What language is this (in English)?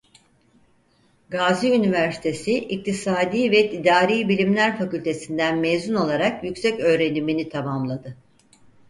Turkish